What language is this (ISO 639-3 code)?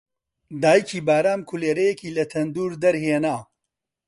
ckb